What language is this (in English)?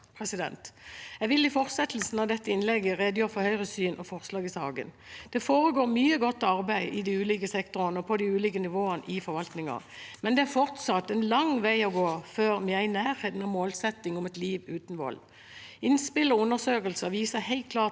Norwegian